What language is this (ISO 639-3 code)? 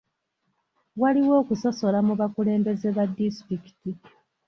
lug